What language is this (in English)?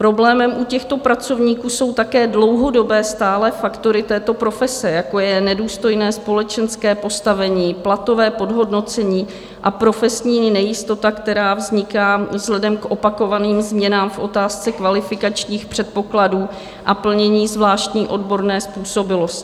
Czech